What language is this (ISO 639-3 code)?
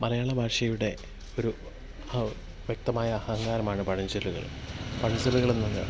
mal